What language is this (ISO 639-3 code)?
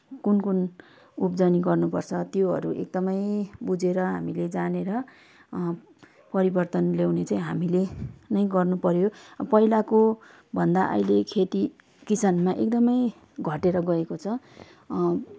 nep